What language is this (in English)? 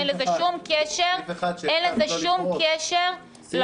Hebrew